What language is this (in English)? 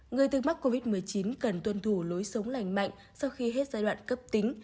Vietnamese